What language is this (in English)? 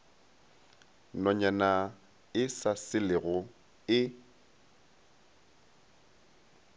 Northern Sotho